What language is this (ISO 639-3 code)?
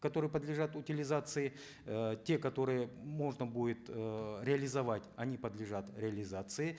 kaz